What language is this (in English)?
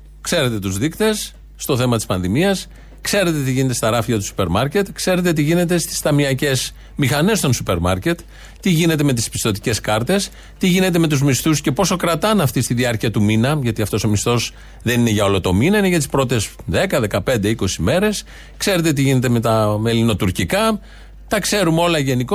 Greek